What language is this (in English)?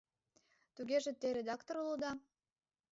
Mari